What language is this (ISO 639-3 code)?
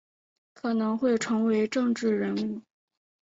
zho